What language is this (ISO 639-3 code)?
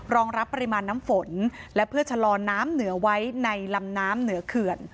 tha